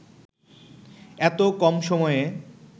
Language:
Bangla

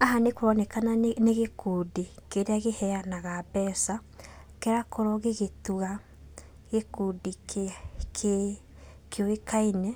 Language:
Kikuyu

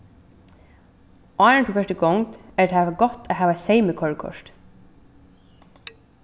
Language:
Faroese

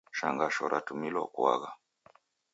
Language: Taita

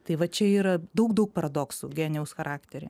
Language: Lithuanian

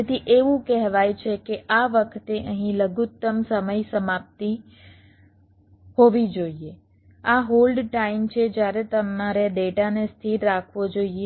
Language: Gujarati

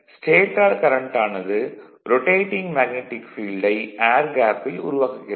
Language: Tamil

